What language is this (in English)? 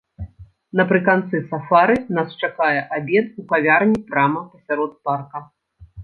Belarusian